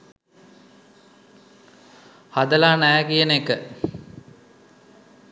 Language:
Sinhala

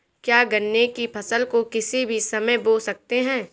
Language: Hindi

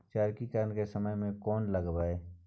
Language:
Maithili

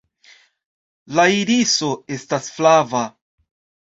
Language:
Esperanto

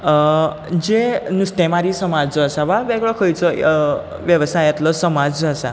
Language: Konkani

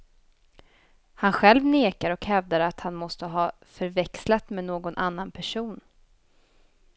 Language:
Swedish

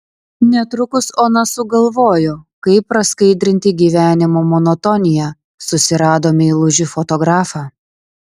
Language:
Lithuanian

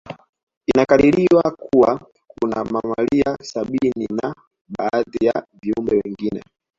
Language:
Swahili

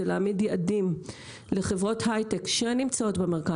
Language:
Hebrew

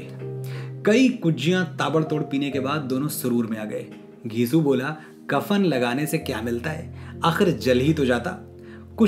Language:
Hindi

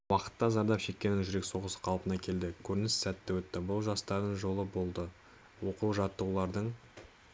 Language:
Kazakh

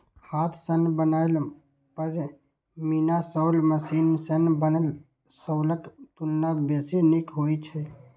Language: Maithili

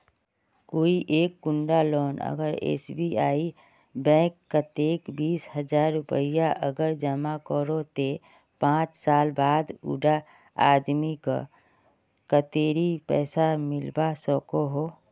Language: Magahi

